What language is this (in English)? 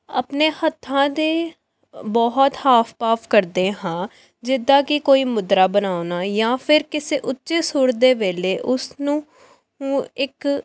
Punjabi